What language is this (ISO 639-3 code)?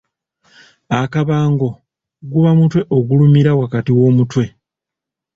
lug